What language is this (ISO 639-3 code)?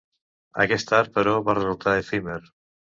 cat